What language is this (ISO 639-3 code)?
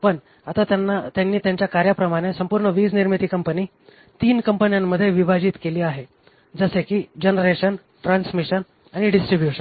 mar